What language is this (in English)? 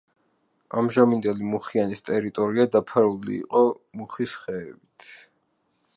Georgian